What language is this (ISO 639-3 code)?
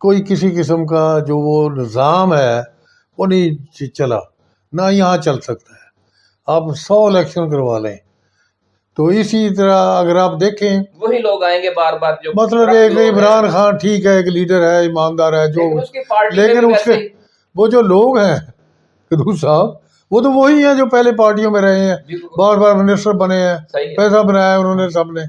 urd